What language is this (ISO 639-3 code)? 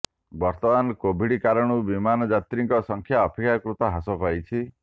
ori